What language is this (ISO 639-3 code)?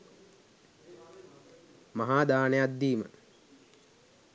sin